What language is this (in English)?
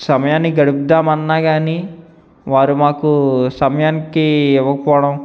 Telugu